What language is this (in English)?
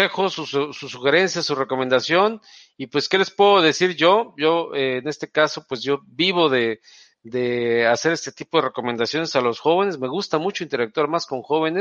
Spanish